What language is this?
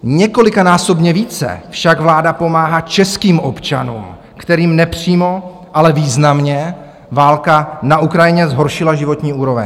Czech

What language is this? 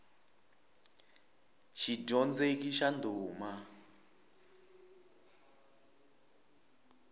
Tsonga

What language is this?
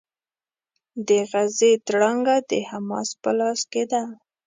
Pashto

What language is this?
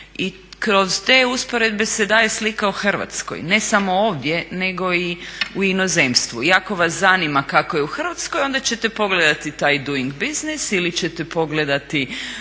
Croatian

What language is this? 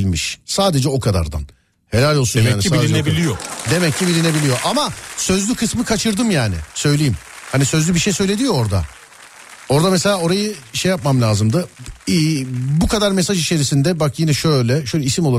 Turkish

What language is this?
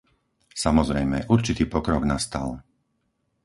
Slovak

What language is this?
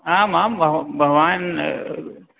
Sanskrit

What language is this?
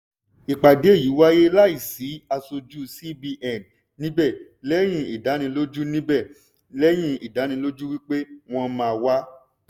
Yoruba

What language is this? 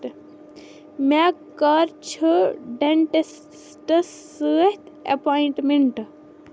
Kashmiri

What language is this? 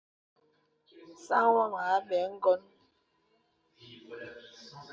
Bebele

